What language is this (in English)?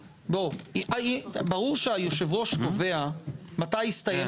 Hebrew